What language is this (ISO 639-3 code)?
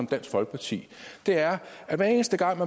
dan